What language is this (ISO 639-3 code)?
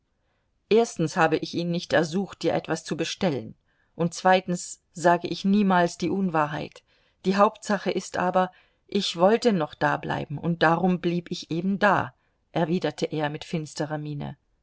deu